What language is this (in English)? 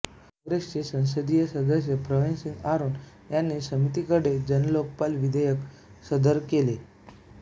Marathi